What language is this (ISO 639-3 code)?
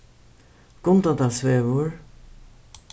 fao